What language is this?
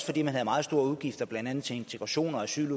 Danish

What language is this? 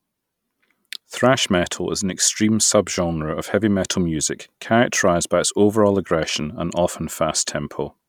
English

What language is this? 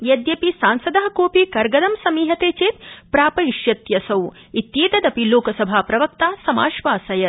Sanskrit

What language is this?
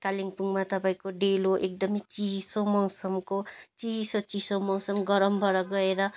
Nepali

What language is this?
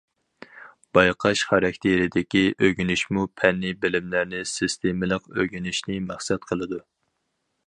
Uyghur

